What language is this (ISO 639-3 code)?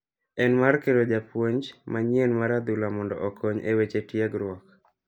luo